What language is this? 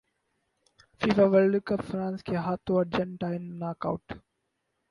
Urdu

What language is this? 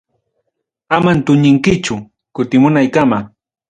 Ayacucho Quechua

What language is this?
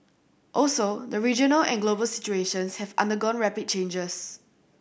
English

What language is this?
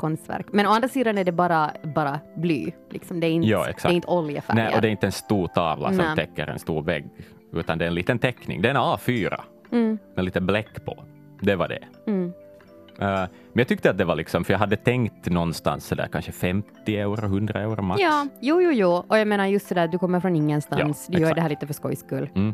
Swedish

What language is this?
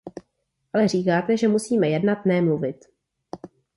Czech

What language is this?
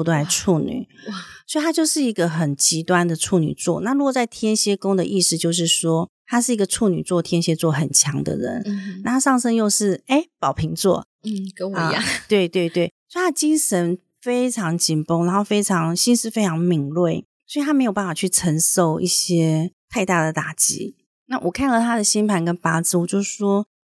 Chinese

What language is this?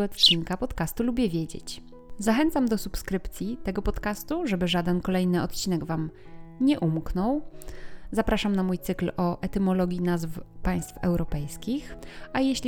Polish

